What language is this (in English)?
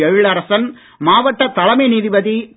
Tamil